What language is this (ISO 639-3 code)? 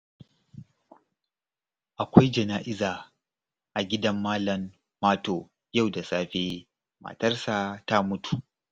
hau